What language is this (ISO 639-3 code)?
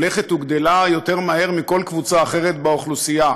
heb